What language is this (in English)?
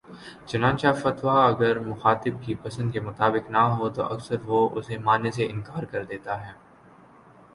Urdu